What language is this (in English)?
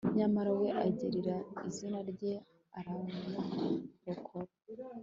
Kinyarwanda